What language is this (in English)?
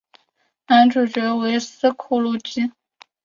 Chinese